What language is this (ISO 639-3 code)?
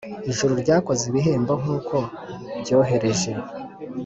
kin